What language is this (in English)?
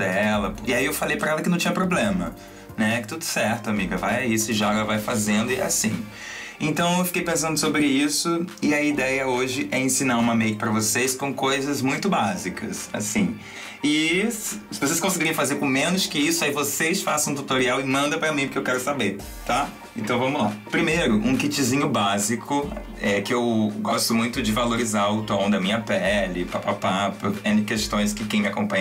Portuguese